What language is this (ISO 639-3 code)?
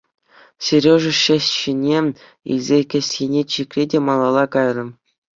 chv